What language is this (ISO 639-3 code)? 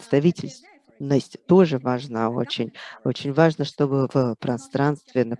rus